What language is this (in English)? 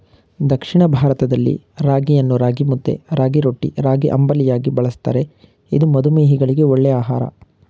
Kannada